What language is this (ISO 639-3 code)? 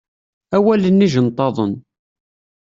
kab